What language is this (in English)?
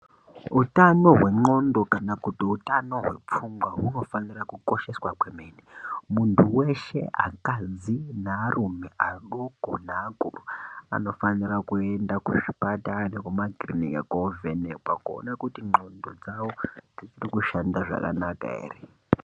Ndau